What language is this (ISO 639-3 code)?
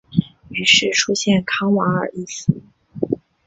zho